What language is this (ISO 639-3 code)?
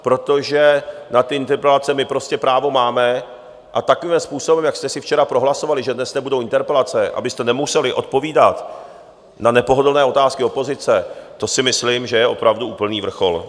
ces